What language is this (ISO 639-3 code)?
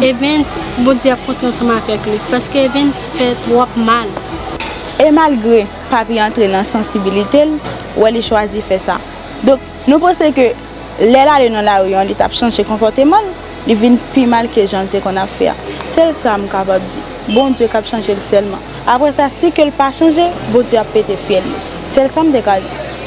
fra